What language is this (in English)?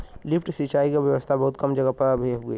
Bhojpuri